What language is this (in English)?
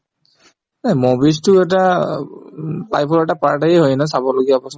Assamese